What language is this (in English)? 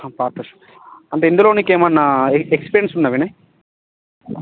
Telugu